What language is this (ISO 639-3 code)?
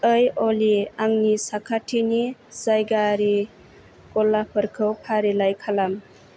brx